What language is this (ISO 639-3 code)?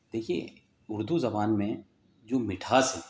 urd